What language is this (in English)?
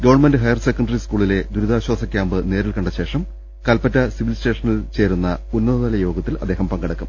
Malayalam